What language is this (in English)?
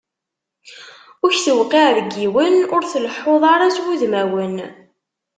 Kabyle